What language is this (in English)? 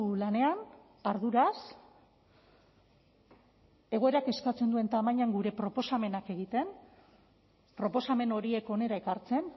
Basque